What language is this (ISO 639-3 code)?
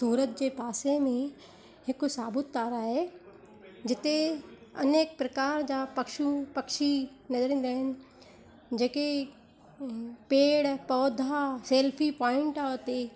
snd